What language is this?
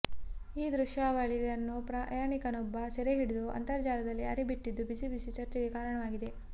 Kannada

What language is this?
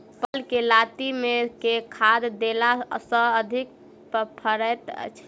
Maithili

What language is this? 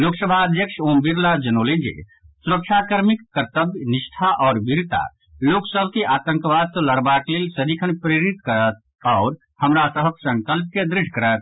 Maithili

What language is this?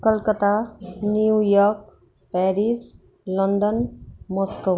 Nepali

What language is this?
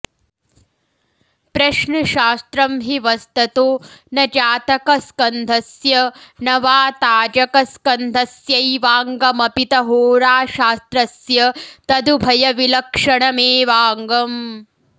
Sanskrit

